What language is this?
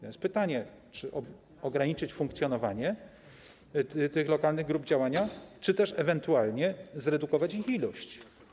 Polish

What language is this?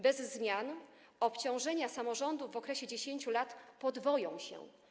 Polish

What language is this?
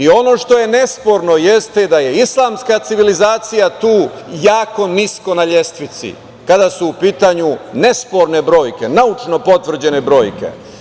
Serbian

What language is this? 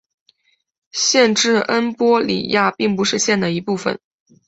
Chinese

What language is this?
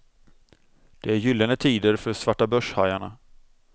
Swedish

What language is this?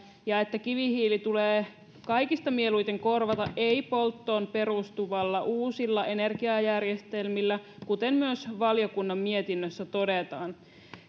Finnish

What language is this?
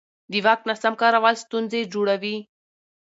Pashto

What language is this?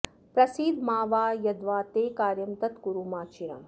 Sanskrit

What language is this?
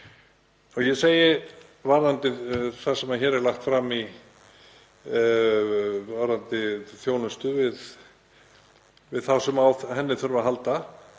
Icelandic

